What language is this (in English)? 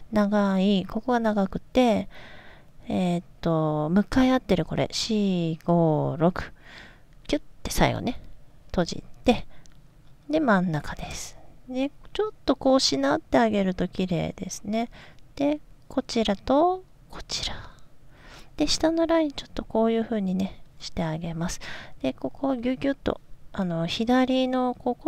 Japanese